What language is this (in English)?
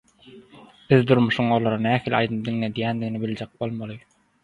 Turkmen